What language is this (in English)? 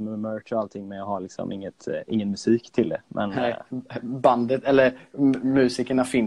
Swedish